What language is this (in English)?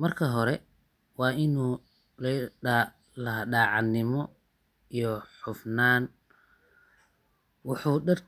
Somali